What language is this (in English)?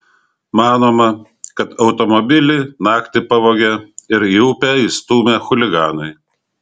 Lithuanian